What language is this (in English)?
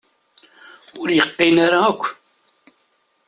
Kabyle